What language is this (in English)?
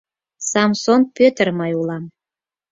Mari